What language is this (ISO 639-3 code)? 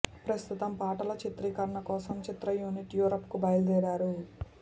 tel